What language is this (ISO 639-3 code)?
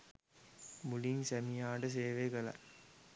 sin